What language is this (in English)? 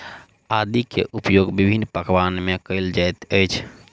Maithili